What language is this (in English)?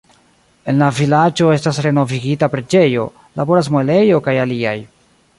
Esperanto